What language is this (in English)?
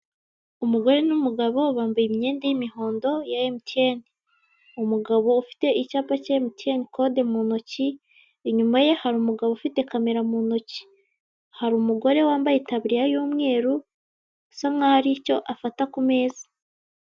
Kinyarwanda